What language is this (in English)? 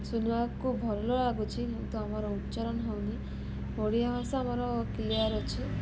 Odia